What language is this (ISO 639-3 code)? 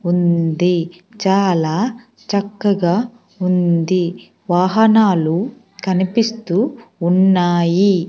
tel